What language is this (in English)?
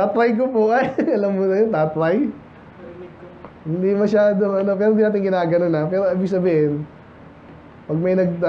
Filipino